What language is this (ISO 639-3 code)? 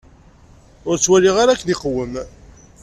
kab